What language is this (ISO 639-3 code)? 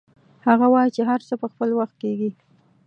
pus